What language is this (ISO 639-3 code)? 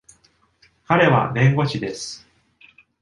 jpn